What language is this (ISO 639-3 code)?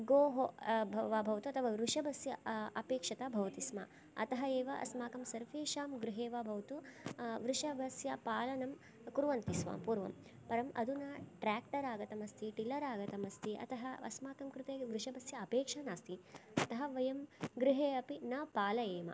san